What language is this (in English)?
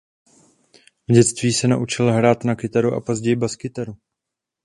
Czech